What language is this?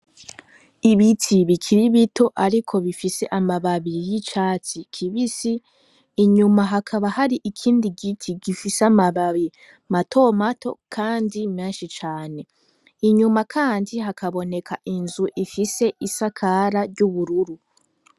Rundi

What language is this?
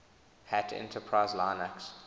English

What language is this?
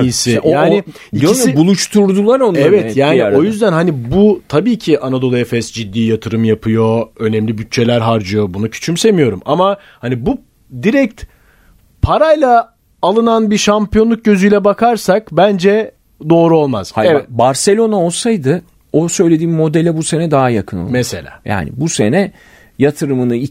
Turkish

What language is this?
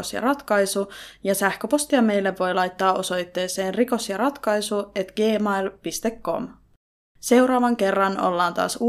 Finnish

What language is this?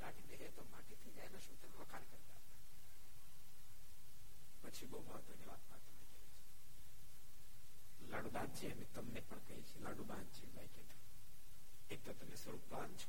Gujarati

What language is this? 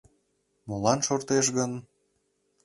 Mari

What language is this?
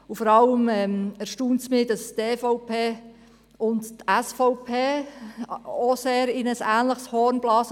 Swiss German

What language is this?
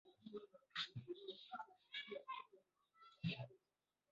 Esperanto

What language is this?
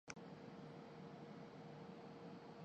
Urdu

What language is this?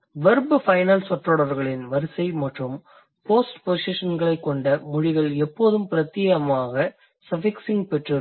Tamil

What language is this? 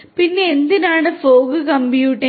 Malayalam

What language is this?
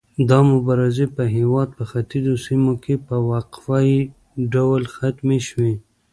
Pashto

